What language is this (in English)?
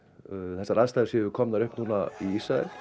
Icelandic